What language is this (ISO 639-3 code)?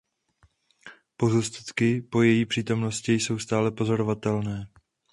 ces